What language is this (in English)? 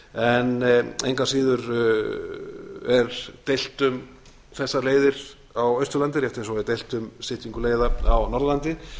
Icelandic